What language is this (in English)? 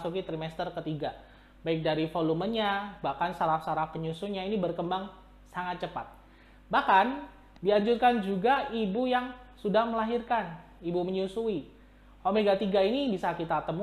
Indonesian